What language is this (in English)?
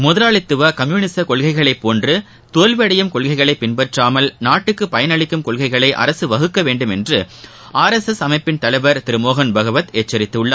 Tamil